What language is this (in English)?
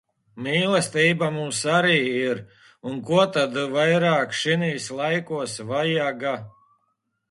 Latvian